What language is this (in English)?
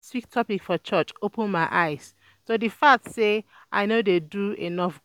Nigerian Pidgin